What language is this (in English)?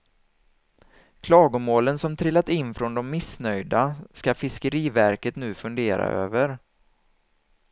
Swedish